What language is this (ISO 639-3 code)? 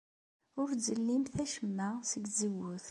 kab